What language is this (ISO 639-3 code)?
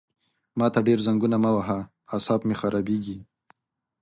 pus